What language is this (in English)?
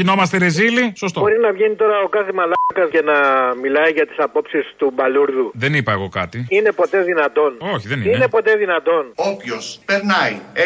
Greek